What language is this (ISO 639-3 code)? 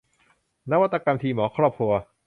tha